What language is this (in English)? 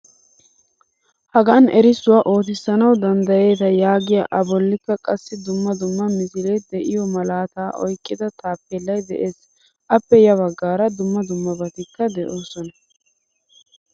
Wolaytta